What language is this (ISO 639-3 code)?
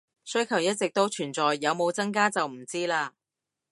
yue